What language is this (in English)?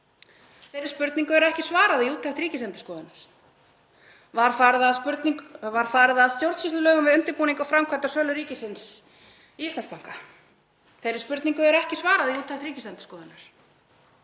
Icelandic